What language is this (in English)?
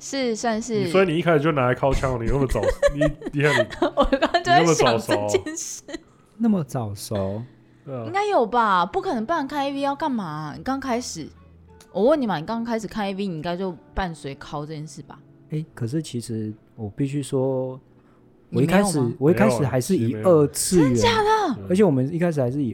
Chinese